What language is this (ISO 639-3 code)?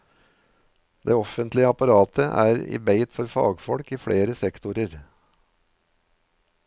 nor